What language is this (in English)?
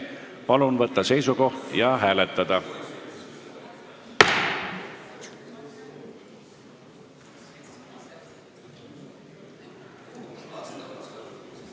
Estonian